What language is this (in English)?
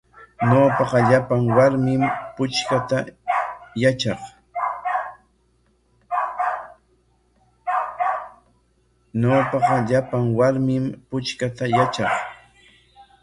Corongo Ancash Quechua